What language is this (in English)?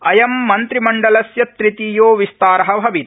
Sanskrit